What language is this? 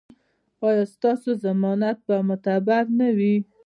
Pashto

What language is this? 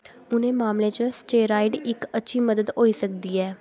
Dogri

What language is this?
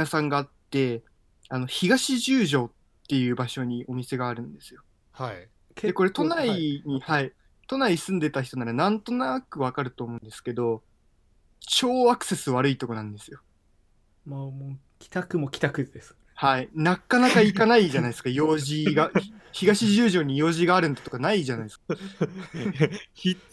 Japanese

